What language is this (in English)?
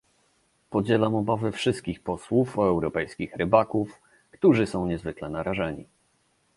Polish